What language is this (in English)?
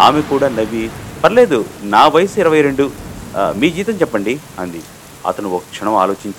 Telugu